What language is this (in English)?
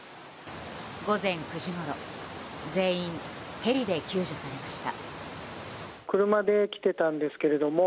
Japanese